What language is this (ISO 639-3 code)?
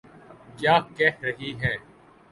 urd